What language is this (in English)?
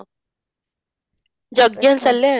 Odia